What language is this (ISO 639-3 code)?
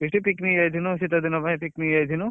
ori